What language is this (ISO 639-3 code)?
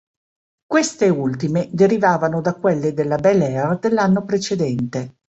ita